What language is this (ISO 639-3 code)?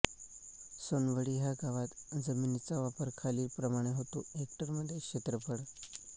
mar